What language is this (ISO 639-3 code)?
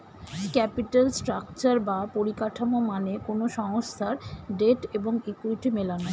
ben